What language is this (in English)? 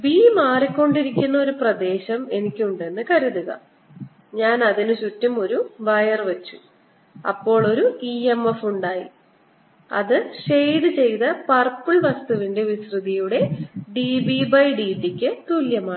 Malayalam